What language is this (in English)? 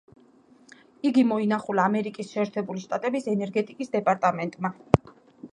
Georgian